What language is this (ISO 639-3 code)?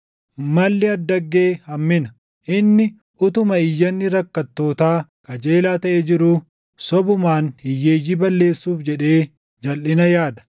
orm